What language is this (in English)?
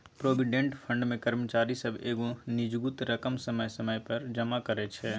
Maithili